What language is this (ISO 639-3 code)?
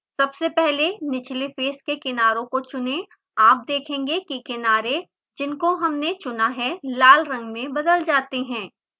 hin